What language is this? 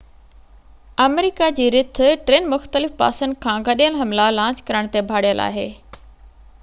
Sindhi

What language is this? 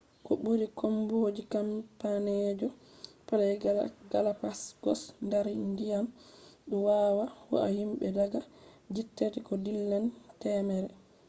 Fula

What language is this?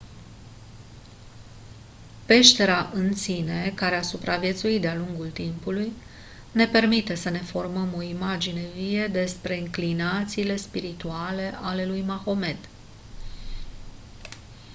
Romanian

